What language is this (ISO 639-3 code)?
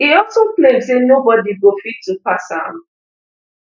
pcm